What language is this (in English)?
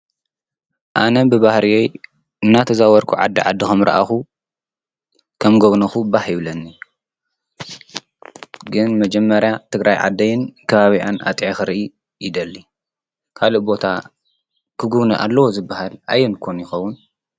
Tigrinya